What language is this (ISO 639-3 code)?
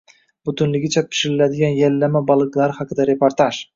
uzb